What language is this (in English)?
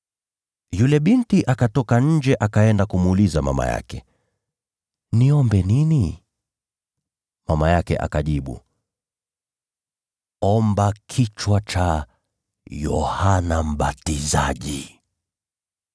Swahili